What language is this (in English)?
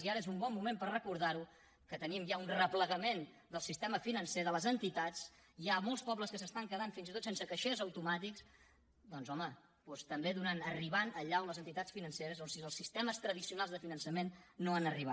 Catalan